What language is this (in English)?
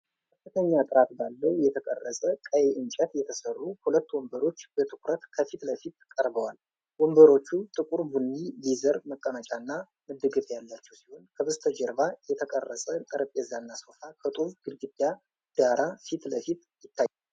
Amharic